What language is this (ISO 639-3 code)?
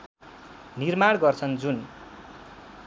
nep